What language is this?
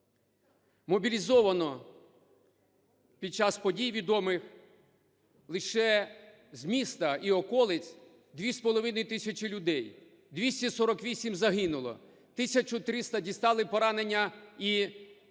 Ukrainian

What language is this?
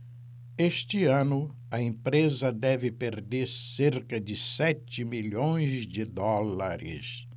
Portuguese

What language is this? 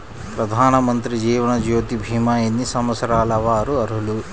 Telugu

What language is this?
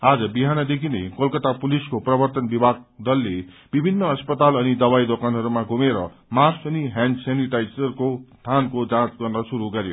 Nepali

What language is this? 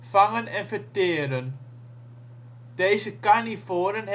Dutch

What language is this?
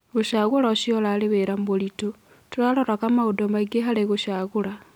Kikuyu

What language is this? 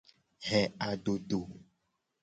Gen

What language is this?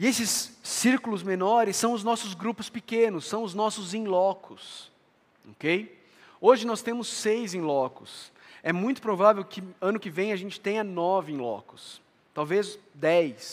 Portuguese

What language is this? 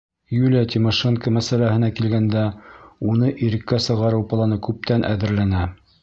Bashkir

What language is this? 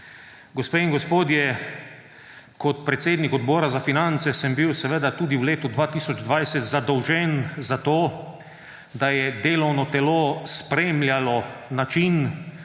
Slovenian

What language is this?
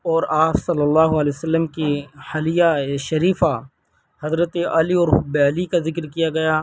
Urdu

